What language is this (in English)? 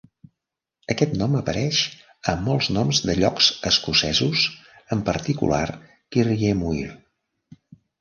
Catalan